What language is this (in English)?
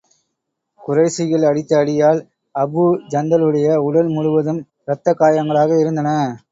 Tamil